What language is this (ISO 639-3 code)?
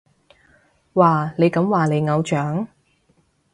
yue